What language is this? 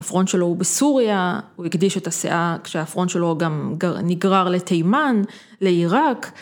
Hebrew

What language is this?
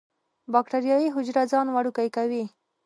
Pashto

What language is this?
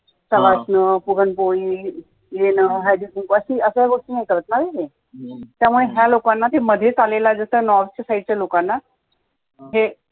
Marathi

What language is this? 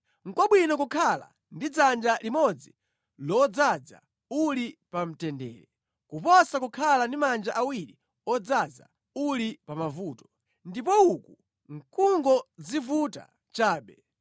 Nyanja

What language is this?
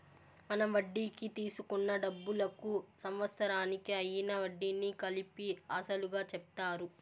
Telugu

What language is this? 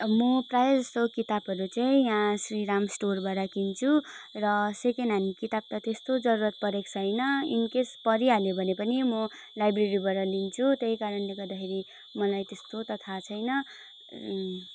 Nepali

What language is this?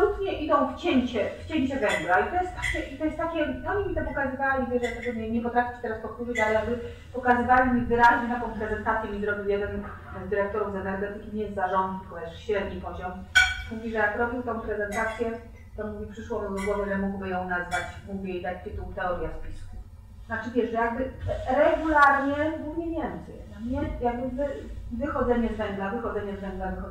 Polish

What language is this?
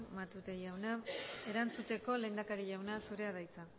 Basque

